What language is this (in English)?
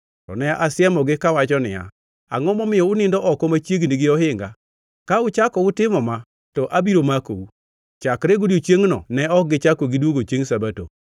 Luo (Kenya and Tanzania)